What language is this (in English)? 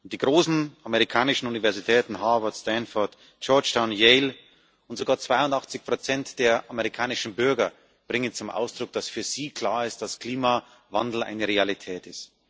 German